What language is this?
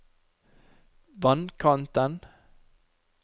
Norwegian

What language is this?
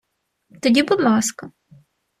Ukrainian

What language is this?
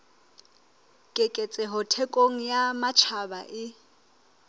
Southern Sotho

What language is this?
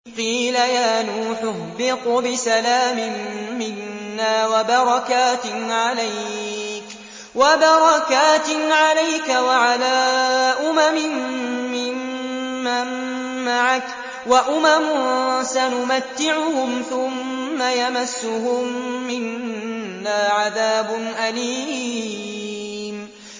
Arabic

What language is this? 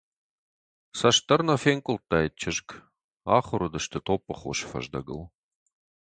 Ossetic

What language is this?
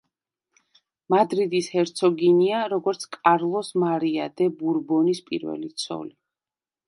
Georgian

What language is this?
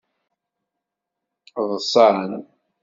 Kabyle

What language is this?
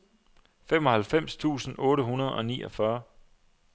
Danish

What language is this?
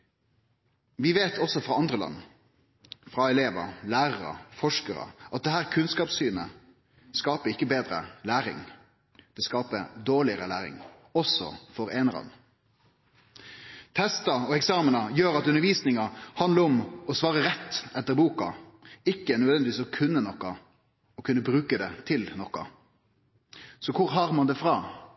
Norwegian Nynorsk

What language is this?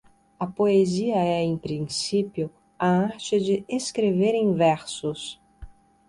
Portuguese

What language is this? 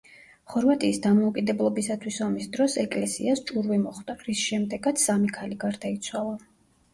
Georgian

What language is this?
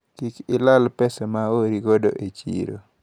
Luo (Kenya and Tanzania)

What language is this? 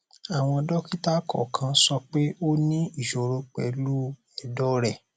Yoruba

